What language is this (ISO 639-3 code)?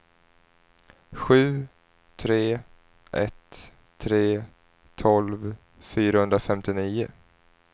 swe